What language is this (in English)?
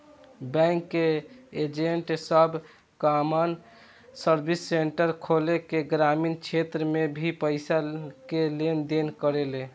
Bhojpuri